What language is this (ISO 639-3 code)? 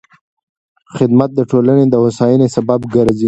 pus